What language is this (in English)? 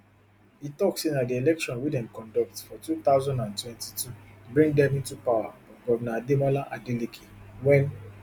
Nigerian Pidgin